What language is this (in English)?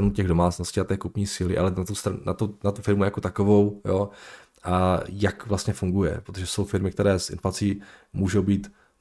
Czech